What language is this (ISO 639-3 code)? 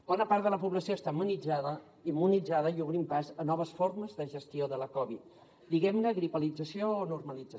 cat